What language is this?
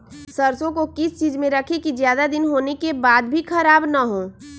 Magahi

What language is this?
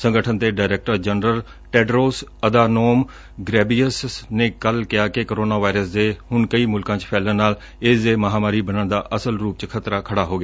Punjabi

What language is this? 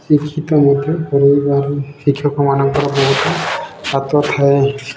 Odia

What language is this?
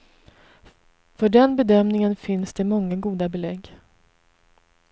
Swedish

